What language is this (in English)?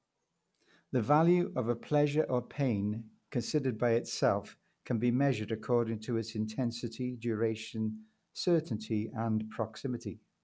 English